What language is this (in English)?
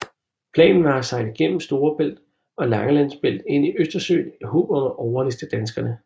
Danish